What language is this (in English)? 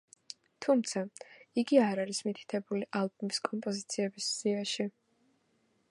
Georgian